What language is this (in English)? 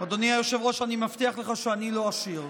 Hebrew